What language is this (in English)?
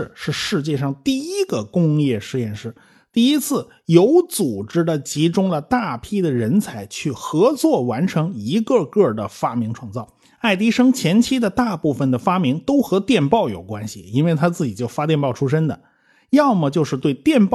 Chinese